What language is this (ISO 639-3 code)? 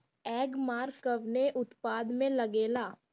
bho